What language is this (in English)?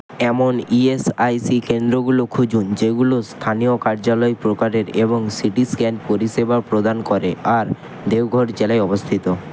Bangla